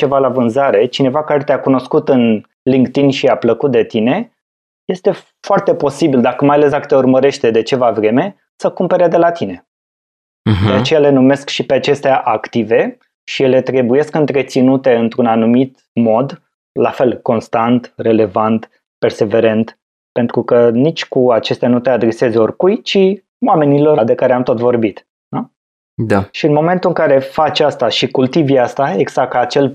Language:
Romanian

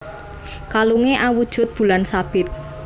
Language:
Javanese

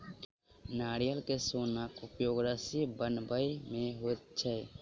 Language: Maithili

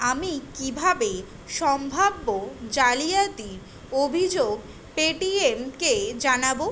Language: Bangla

